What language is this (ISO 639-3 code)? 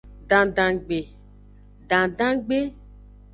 ajg